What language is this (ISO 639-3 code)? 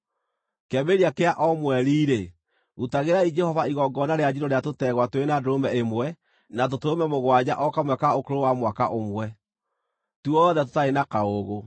kik